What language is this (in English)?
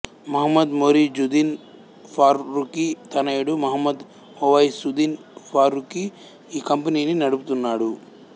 Telugu